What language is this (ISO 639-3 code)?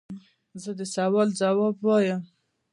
pus